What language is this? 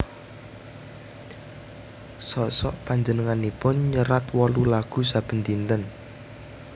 Javanese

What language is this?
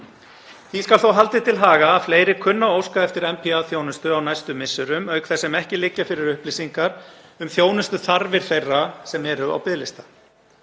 Icelandic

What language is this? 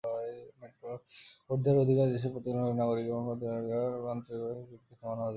Bangla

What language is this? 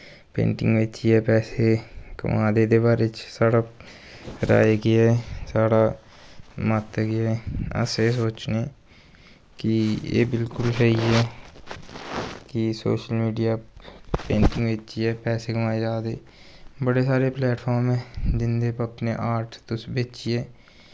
Dogri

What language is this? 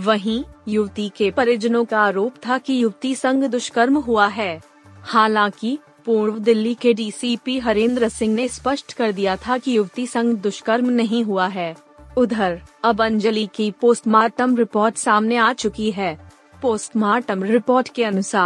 Hindi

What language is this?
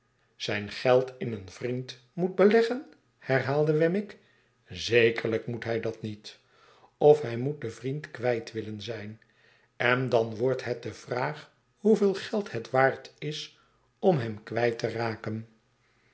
Dutch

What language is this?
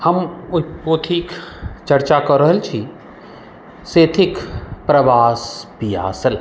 Maithili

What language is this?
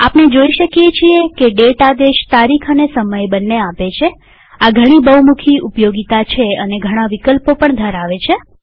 Gujarati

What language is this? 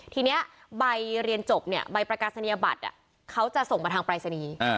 Thai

